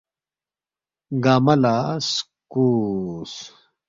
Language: Balti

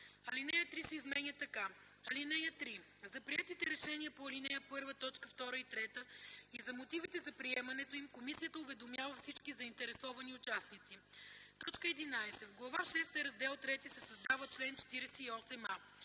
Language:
Bulgarian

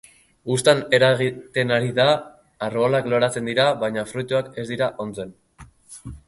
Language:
Basque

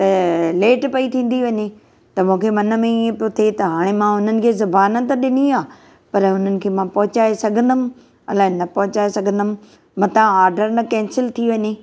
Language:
Sindhi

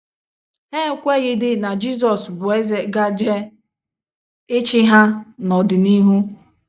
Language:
Igbo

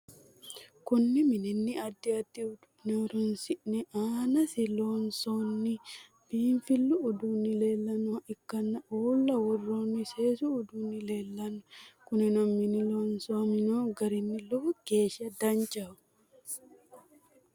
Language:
Sidamo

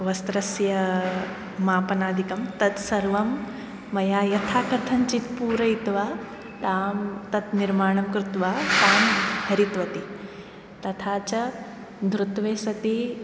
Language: Sanskrit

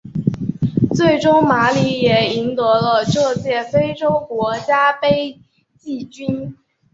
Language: Chinese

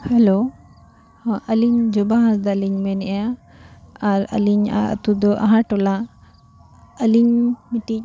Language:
Santali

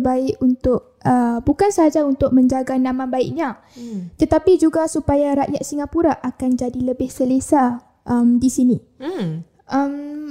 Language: Malay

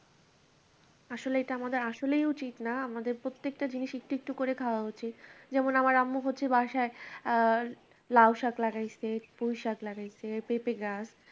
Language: Bangla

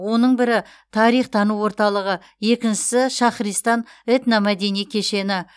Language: Kazakh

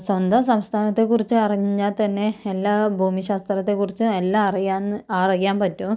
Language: Malayalam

